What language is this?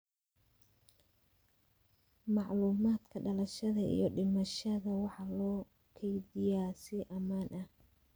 Somali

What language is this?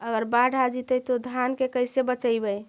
Magahi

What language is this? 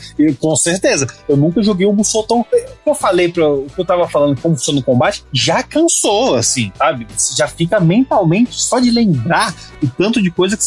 Portuguese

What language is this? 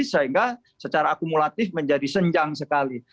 Indonesian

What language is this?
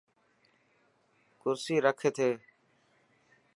Dhatki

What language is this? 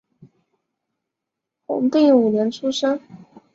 Chinese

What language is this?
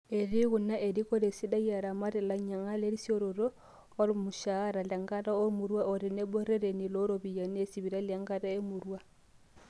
Masai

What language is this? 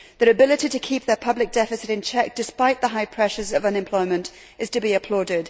English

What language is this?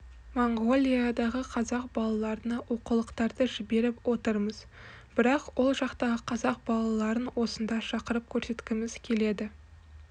Kazakh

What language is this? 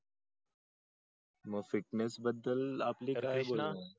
Marathi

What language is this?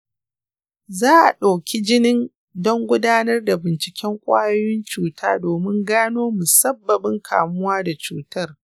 Hausa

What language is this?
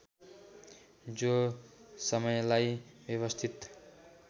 Nepali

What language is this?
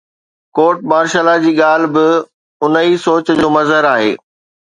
Sindhi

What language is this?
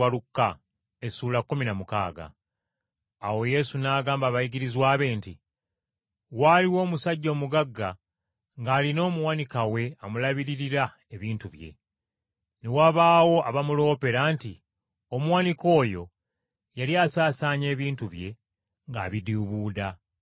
Ganda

